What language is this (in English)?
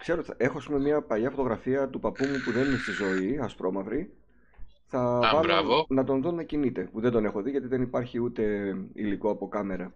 Greek